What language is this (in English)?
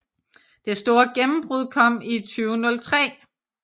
Danish